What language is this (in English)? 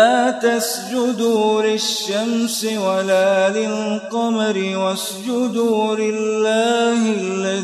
Arabic